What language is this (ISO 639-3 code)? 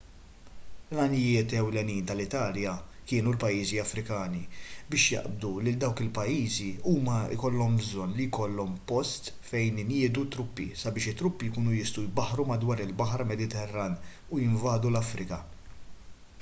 mlt